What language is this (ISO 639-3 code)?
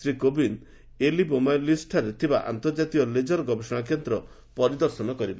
ori